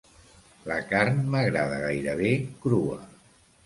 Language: Catalan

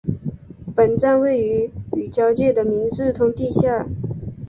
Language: Chinese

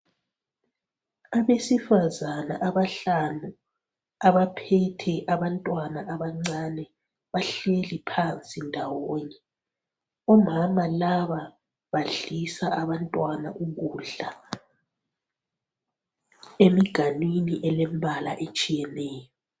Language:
North Ndebele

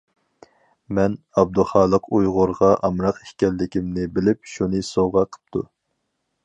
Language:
Uyghur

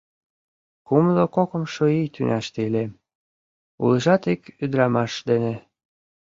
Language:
Mari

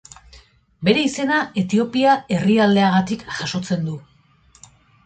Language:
Basque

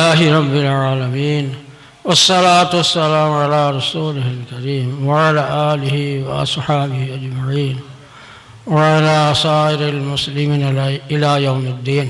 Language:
Arabic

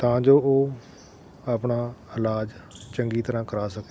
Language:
Punjabi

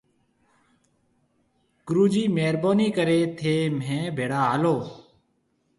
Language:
Marwari (Pakistan)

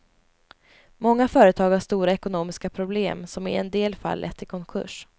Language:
Swedish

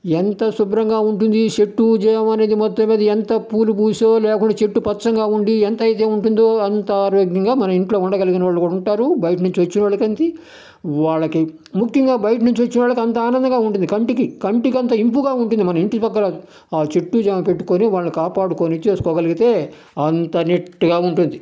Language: Telugu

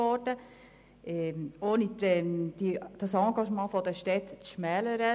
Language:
Swiss German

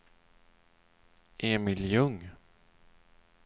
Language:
Swedish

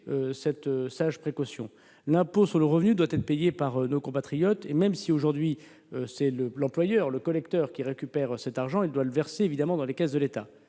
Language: French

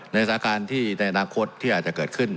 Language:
Thai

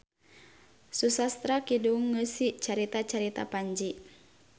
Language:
Sundanese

